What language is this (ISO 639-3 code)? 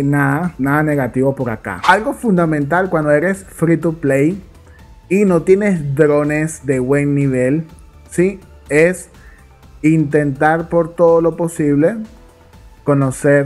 spa